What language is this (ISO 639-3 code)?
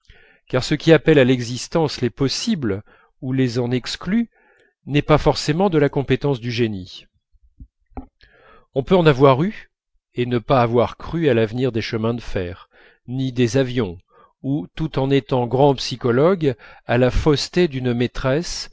fra